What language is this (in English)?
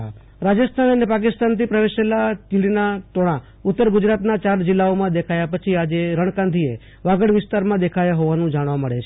Gujarati